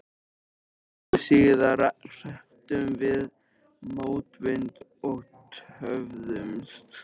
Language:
Icelandic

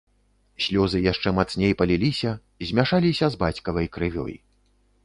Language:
Belarusian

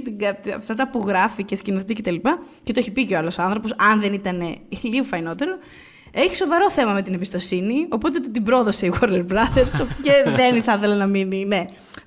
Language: Greek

